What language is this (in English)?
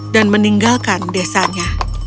Indonesian